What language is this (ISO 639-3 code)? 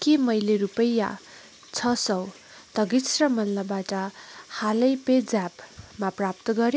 nep